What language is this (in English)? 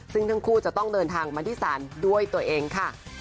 Thai